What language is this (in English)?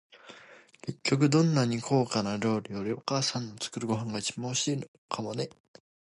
Japanese